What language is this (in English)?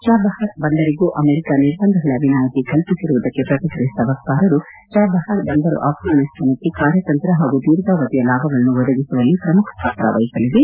Kannada